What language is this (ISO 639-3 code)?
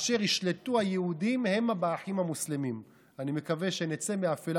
heb